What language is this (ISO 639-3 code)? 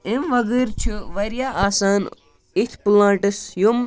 kas